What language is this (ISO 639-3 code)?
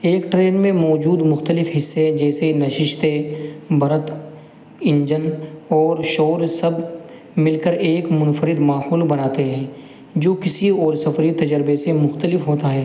urd